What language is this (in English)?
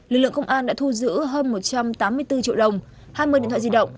Vietnamese